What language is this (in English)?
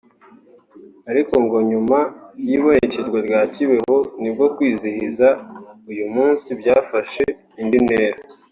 Kinyarwanda